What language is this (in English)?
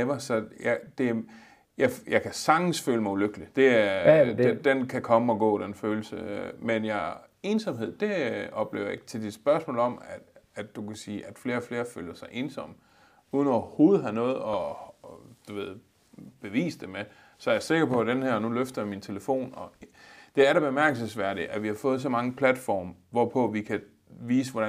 Danish